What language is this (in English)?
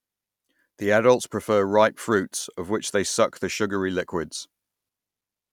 English